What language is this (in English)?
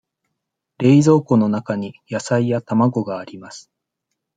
Japanese